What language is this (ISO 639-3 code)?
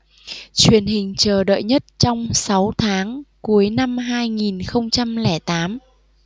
vie